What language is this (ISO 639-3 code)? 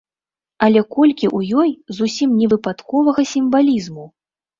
bel